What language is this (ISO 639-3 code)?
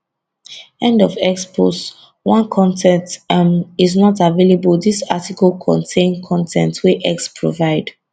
pcm